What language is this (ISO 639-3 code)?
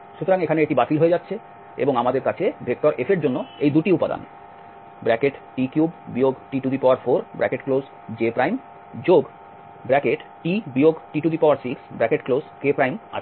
ben